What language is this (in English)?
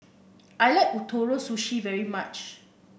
English